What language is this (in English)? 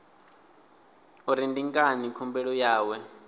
Venda